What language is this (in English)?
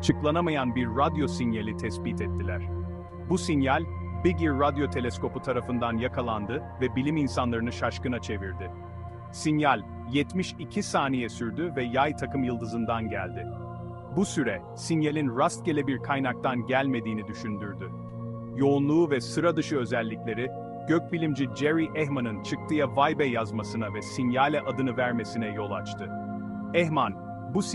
Turkish